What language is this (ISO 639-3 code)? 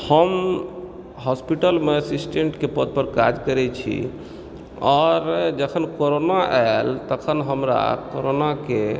mai